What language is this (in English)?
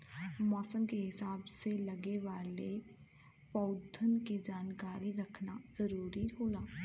Bhojpuri